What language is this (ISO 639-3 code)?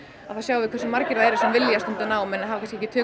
isl